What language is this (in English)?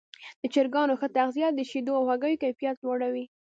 Pashto